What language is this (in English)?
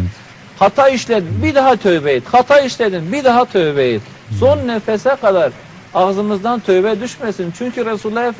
Turkish